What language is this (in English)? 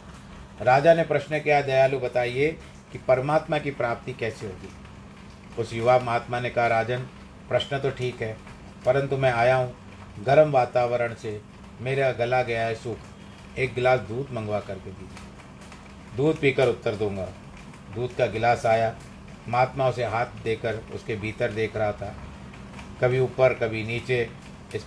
Hindi